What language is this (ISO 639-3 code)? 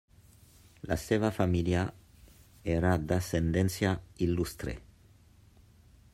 cat